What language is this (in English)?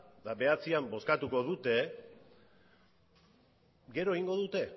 Basque